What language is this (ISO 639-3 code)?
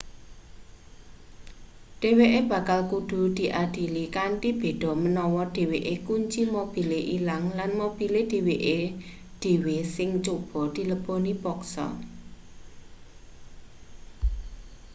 jav